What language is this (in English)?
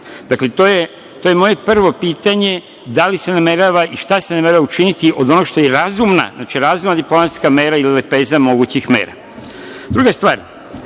Serbian